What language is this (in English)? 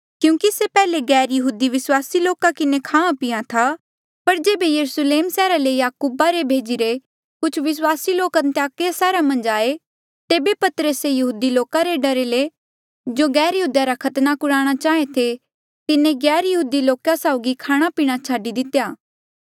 Mandeali